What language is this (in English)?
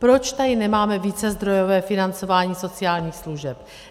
Czech